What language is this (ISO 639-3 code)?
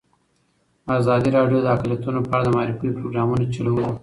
pus